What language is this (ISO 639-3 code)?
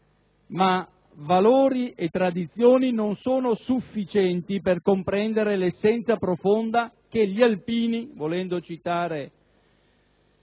ita